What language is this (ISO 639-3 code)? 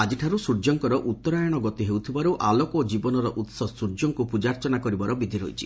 ori